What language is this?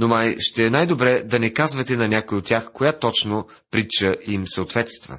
Bulgarian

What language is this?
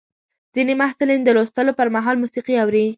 Pashto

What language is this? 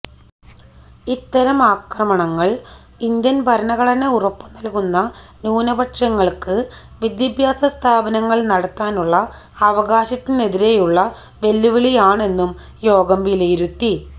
Malayalam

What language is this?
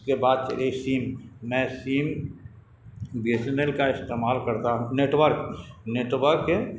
Urdu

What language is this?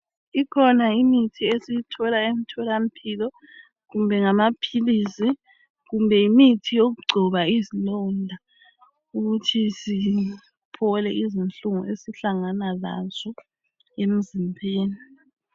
North Ndebele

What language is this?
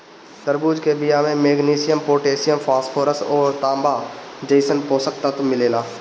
Bhojpuri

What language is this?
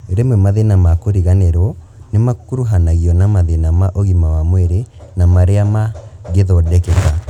Kikuyu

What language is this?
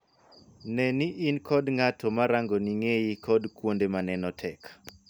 Luo (Kenya and Tanzania)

